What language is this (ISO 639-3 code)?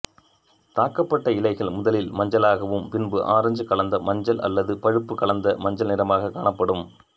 tam